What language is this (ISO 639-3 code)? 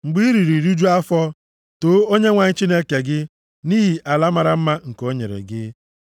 ibo